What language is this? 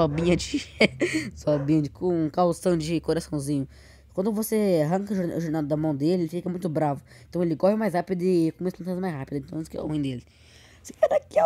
Portuguese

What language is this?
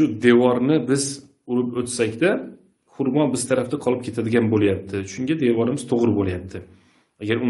Turkish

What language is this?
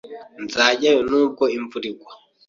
Kinyarwanda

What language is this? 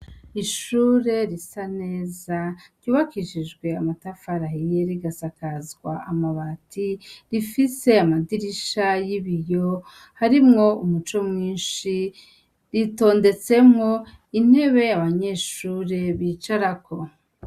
Rundi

